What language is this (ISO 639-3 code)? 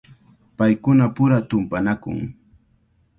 qvl